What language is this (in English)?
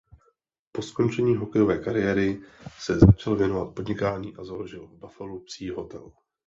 Czech